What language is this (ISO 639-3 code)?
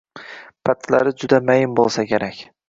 uzb